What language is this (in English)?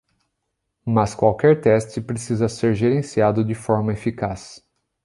Portuguese